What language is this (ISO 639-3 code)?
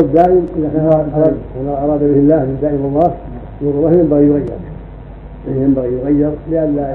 ara